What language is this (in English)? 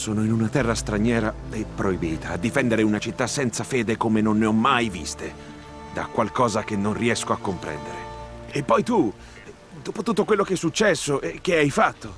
Italian